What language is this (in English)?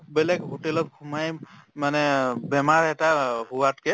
Assamese